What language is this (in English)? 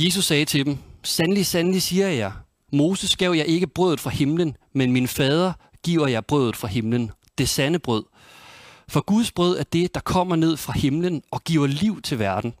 Danish